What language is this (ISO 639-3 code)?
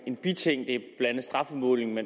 dan